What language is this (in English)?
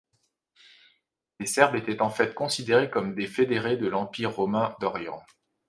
French